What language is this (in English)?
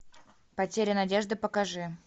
Russian